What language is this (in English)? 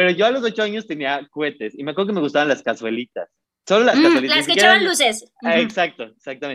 Spanish